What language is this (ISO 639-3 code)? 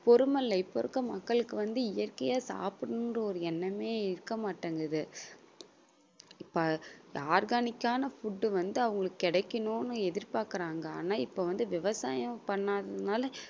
tam